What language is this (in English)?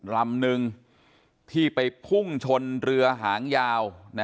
Thai